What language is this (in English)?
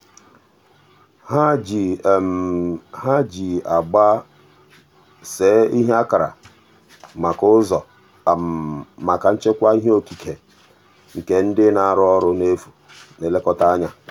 Igbo